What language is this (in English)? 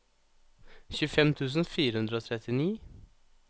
Norwegian